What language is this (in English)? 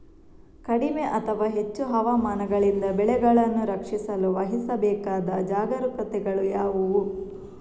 Kannada